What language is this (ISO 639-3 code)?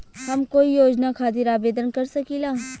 bho